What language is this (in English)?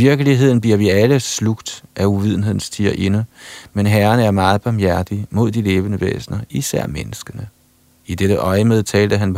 Danish